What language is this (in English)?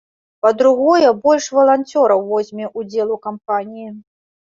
Belarusian